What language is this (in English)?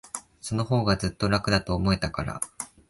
Japanese